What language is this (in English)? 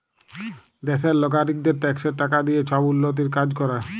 Bangla